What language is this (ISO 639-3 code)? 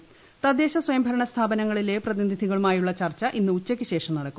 mal